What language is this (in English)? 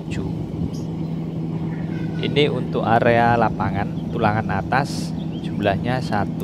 Indonesian